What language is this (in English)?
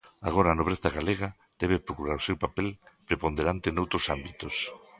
Galician